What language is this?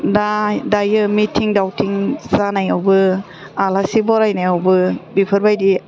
Bodo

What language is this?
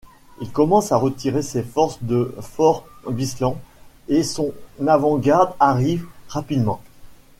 French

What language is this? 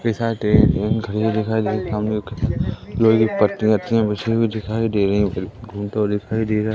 Hindi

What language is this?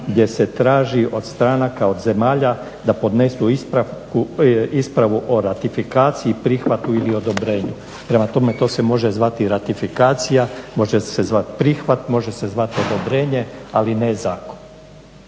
Croatian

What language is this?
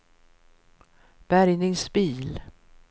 Swedish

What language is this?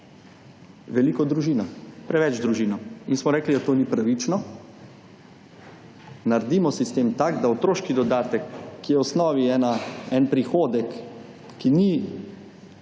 Slovenian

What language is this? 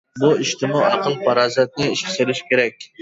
Uyghur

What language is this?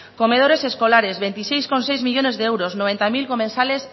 Spanish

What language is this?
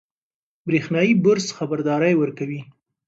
Pashto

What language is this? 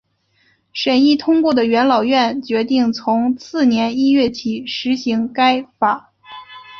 Chinese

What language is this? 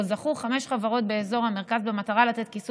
Hebrew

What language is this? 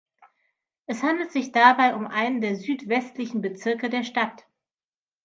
German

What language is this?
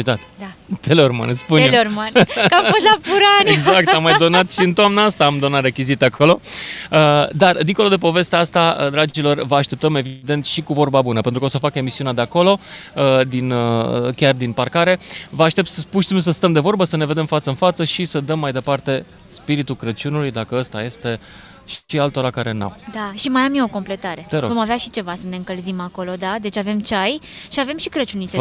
Romanian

